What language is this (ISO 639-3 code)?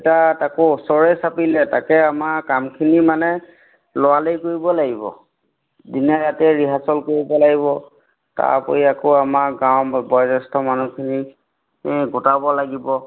asm